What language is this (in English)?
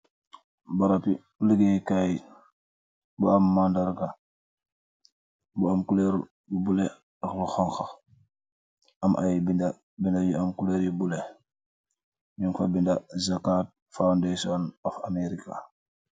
Wolof